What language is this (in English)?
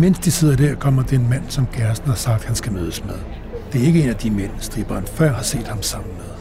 Danish